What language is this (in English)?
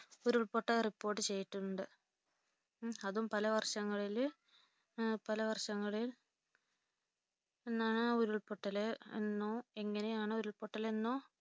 Malayalam